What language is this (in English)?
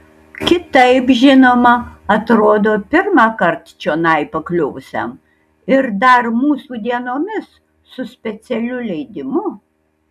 Lithuanian